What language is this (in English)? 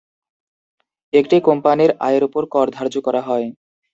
Bangla